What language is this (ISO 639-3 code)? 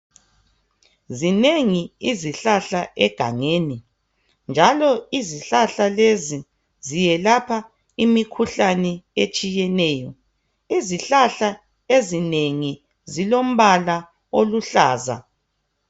nde